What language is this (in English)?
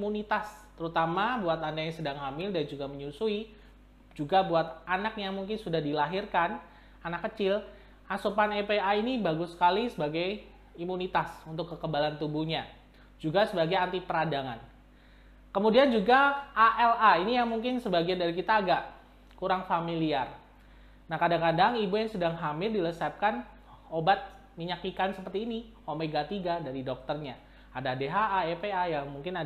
Indonesian